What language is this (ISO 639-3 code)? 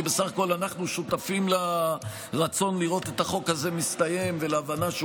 heb